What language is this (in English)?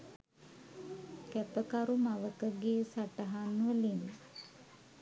Sinhala